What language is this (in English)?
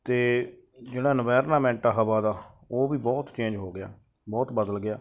Punjabi